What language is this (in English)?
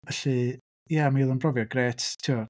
Welsh